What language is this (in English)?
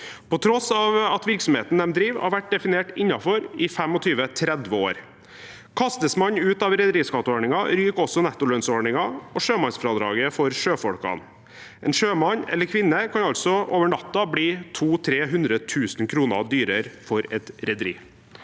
Norwegian